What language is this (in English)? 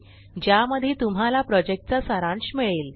Marathi